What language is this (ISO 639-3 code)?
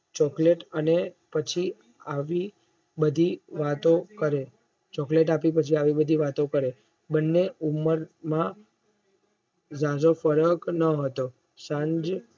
guj